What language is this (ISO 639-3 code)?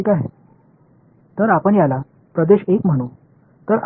tam